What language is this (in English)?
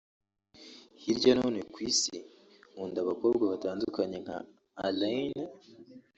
Kinyarwanda